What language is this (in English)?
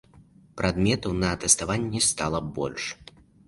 Belarusian